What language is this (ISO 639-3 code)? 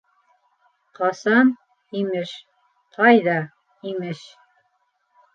bak